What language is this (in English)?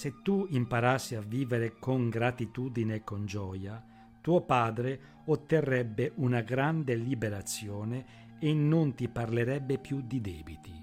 Italian